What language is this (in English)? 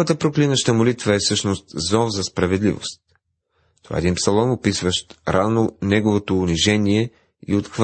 Bulgarian